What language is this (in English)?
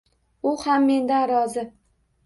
Uzbek